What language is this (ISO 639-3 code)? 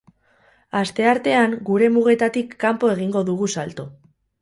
eus